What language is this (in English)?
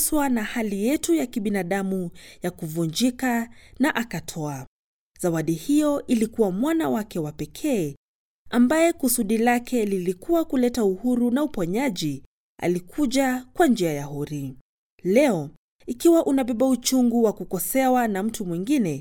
Swahili